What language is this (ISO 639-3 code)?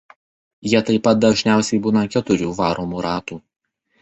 lit